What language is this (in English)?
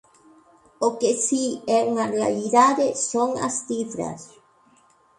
Galician